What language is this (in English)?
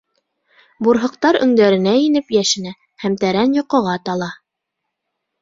Bashkir